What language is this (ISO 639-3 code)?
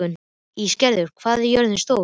isl